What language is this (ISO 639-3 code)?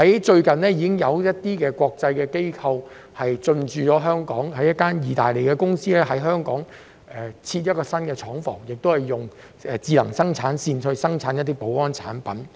yue